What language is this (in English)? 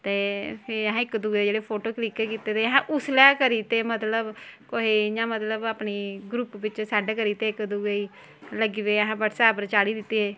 Dogri